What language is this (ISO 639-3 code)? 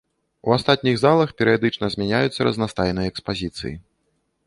bel